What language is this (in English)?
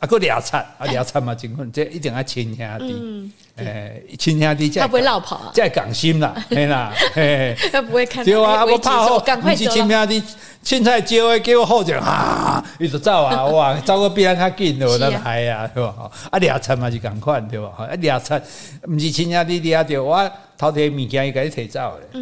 Chinese